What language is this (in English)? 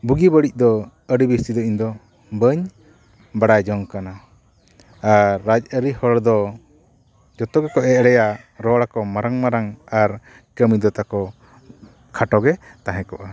Santali